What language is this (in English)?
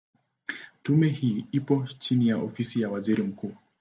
Swahili